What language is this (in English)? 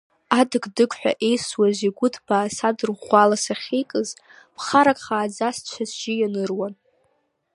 Abkhazian